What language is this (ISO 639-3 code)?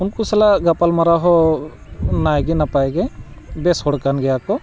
sat